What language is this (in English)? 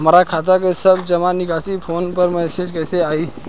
Bhojpuri